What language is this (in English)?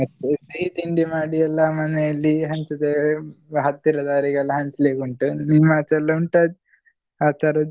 Kannada